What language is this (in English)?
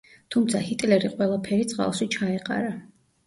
Georgian